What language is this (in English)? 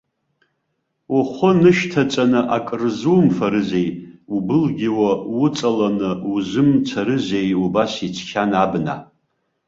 Abkhazian